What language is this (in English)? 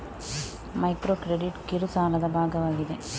Kannada